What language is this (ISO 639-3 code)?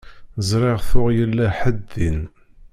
kab